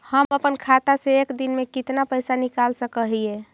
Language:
Magahi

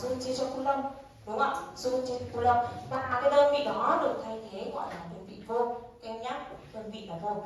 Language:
Vietnamese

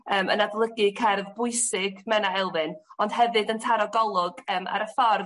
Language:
Welsh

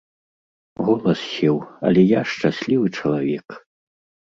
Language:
Belarusian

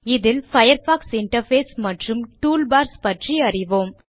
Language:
Tamil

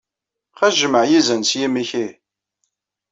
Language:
Kabyle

